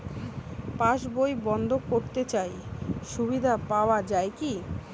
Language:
Bangla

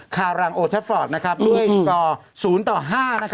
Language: Thai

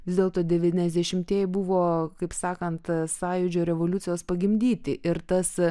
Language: Lithuanian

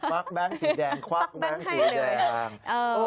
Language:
Thai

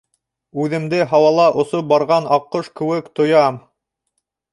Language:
Bashkir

